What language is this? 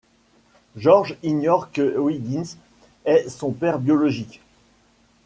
French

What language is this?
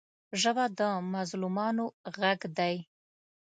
Pashto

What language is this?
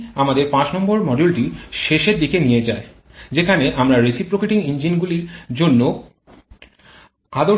Bangla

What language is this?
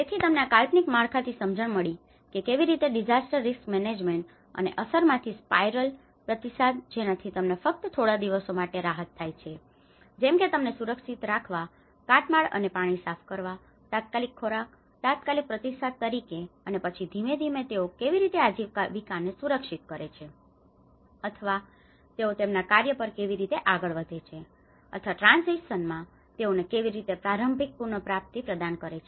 Gujarati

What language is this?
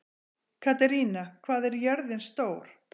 Icelandic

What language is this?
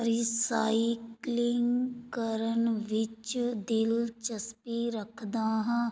Punjabi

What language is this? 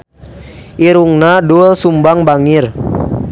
Sundanese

